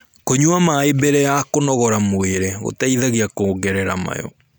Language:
Kikuyu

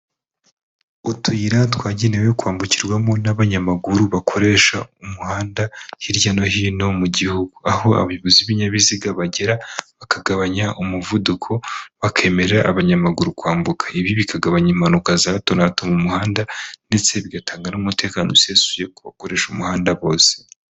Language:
Kinyarwanda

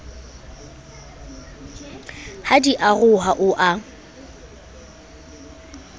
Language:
Southern Sotho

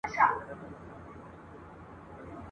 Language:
Pashto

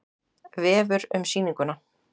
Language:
Icelandic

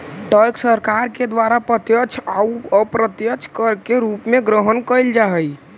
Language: Magahi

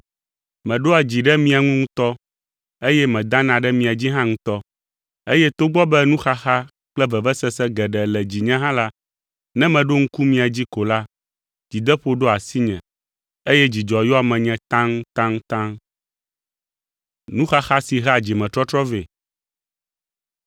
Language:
Ewe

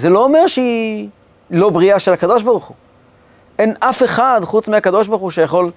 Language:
Hebrew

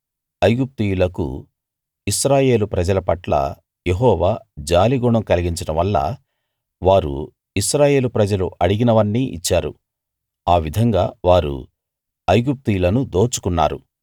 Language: Telugu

